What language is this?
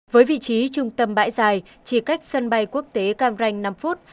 Vietnamese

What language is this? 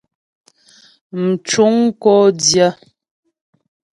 Ghomala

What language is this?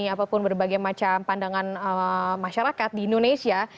Indonesian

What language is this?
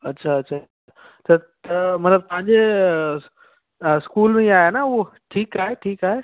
Sindhi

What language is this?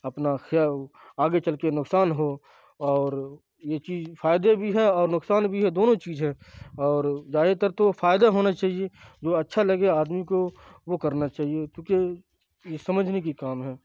Urdu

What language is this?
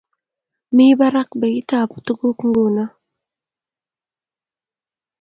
Kalenjin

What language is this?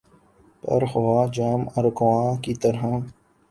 Urdu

